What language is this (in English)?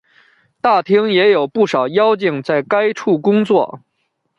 Chinese